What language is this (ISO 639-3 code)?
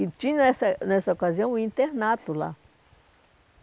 por